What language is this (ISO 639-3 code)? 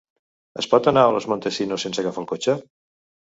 cat